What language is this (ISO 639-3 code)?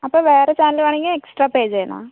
mal